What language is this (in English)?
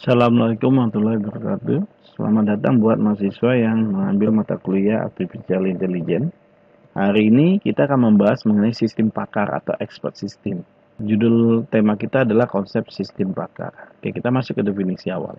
Indonesian